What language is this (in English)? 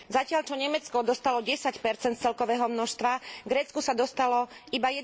Slovak